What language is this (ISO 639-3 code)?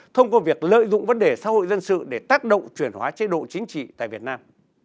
vie